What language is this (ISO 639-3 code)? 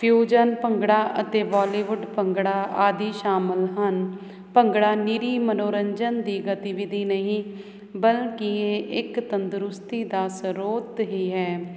pan